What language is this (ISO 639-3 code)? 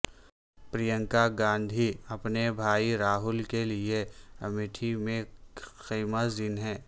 urd